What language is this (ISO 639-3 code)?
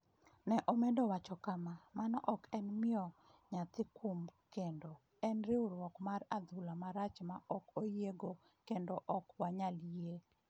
luo